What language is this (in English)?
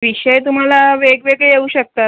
Marathi